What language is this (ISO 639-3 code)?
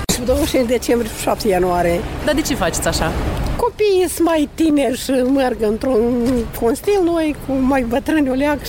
ron